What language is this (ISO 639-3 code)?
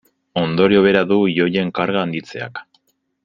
eus